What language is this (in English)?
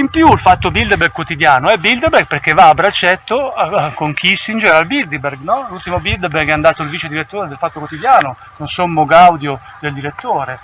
Italian